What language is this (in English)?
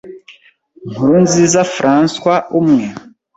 Kinyarwanda